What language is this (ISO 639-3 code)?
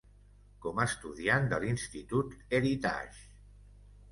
cat